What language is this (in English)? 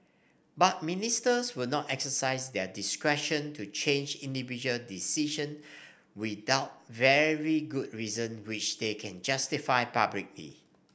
English